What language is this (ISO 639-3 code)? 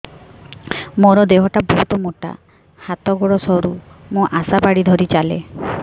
ori